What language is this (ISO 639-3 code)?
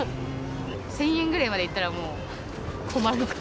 jpn